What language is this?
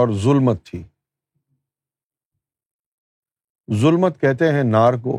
Urdu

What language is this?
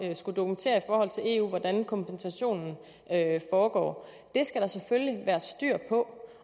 Danish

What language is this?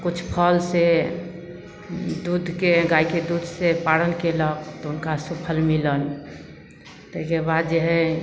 Maithili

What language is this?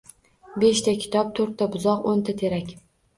Uzbek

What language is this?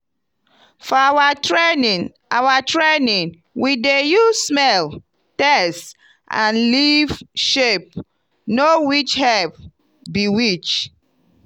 Nigerian Pidgin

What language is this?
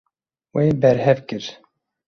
Kurdish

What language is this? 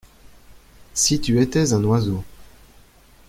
French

